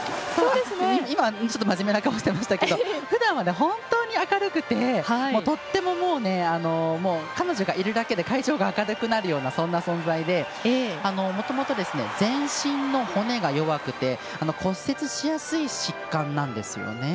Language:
Japanese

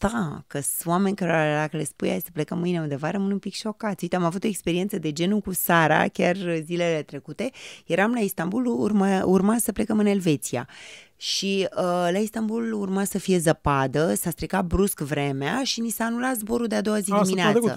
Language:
Romanian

